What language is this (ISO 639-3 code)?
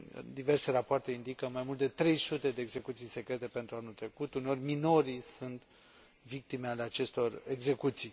ron